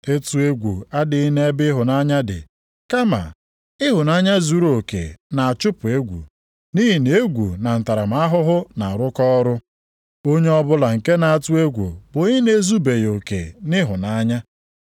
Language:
Igbo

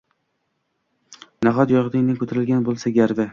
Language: Uzbek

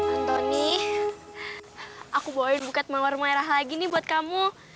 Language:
Indonesian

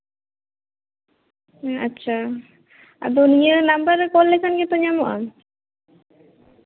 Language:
Santali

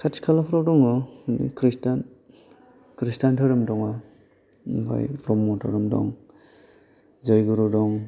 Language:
Bodo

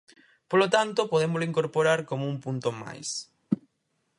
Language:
Galician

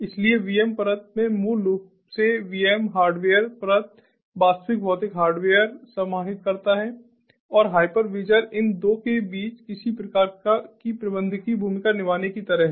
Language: Hindi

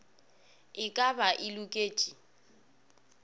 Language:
Northern Sotho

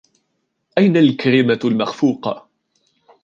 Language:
Arabic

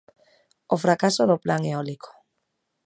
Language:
Galician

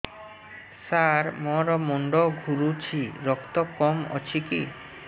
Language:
Odia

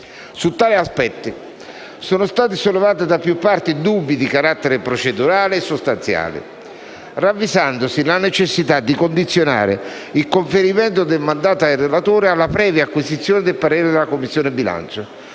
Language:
Italian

